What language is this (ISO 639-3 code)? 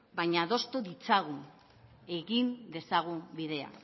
eus